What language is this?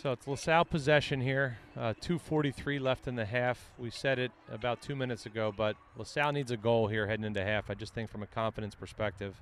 English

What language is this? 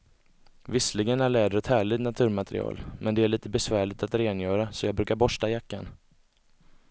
Swedish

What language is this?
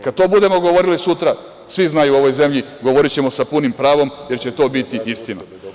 Serbian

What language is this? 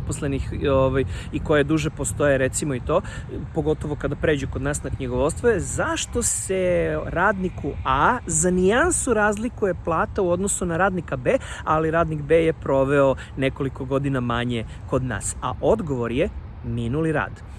Serbian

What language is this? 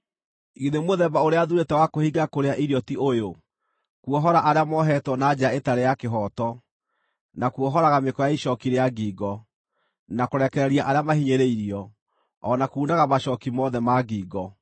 Kikuyu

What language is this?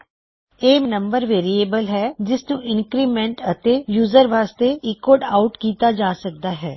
Punjabi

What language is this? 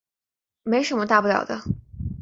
Chinese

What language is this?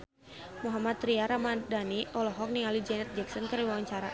Sundanese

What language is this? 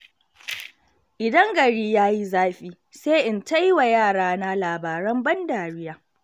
Hausa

